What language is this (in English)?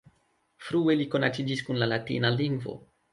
Esperanto